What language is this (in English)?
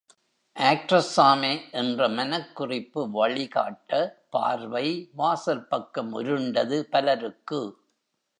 Tamil